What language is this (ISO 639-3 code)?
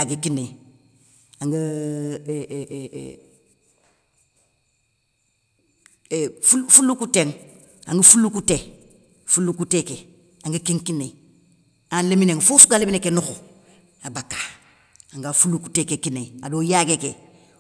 snk